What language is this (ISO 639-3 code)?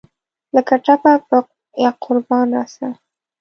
pus